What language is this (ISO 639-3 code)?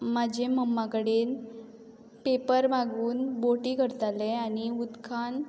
kok